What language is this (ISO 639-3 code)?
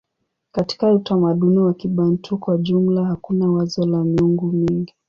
swa